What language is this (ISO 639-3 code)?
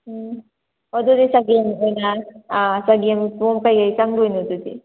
mni